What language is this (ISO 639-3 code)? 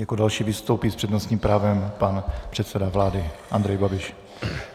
ces